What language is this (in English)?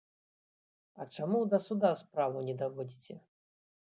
Belarusian